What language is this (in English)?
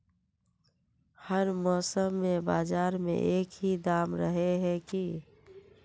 Magahi